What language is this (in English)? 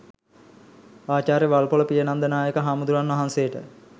Sinhala